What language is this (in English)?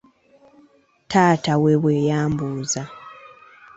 Ganda